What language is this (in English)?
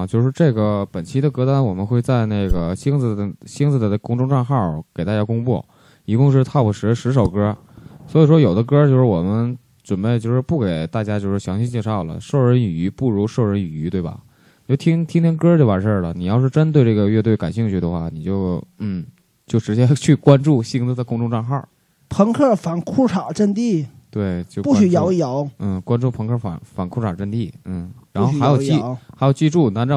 Chinese